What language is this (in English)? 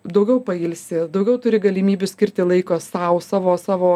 Lithuanian